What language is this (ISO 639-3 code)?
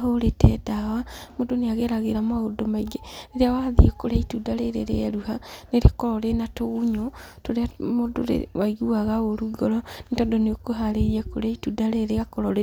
kik